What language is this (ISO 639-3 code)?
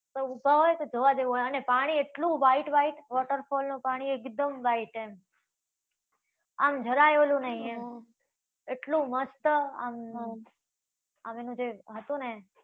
guj